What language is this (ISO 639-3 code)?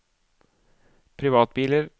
nor